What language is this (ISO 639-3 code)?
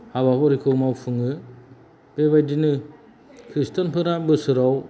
brx